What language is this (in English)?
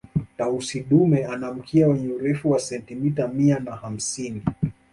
Swahili